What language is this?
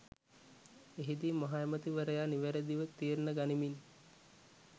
Sinhala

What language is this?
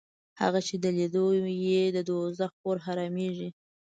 Pashto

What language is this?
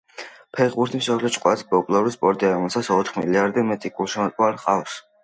Georgian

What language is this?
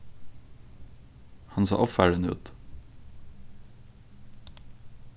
Faroese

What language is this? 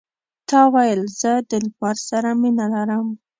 Pashto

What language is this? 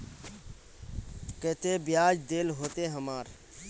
Magahi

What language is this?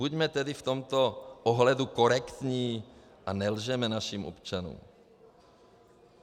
Czech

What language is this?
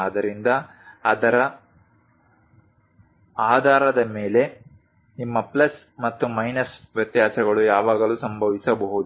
Kannada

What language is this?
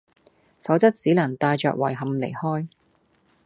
Cantonese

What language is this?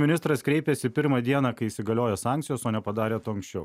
Lithuanian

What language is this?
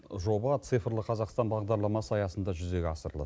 Kazakh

